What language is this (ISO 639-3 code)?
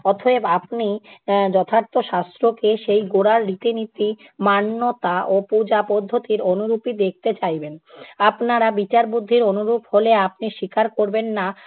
ben